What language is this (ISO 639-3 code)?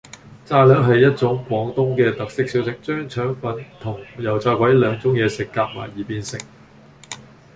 yue